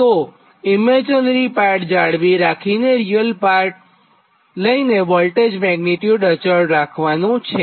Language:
Gujarati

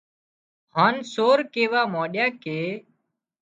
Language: Wadiyara Koli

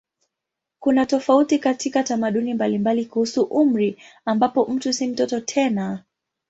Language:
Swahili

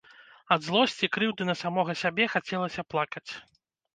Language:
Belarusian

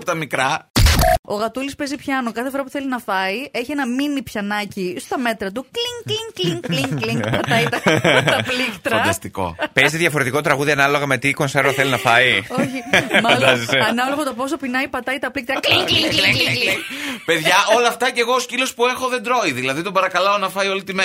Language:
Greek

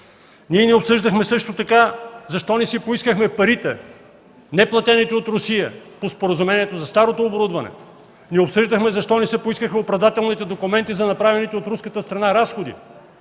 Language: Bulgarian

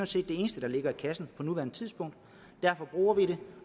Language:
Danish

